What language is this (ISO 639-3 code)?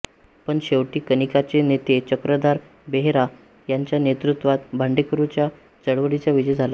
mar